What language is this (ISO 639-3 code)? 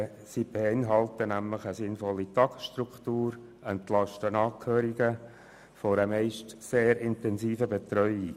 gsw